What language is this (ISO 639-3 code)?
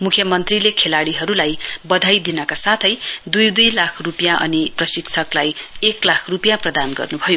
nep